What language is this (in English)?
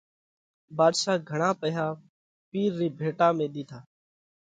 Parkari Koli